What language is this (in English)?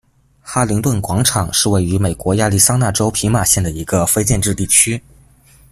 Chinese